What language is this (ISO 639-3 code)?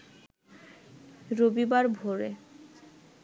ben